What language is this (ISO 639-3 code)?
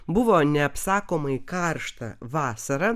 lit